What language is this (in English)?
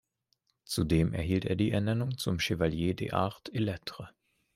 German